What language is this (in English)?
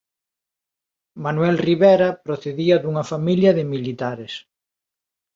Galician